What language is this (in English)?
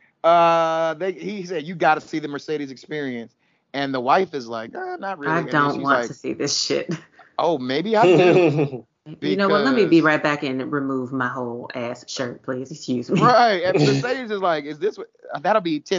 English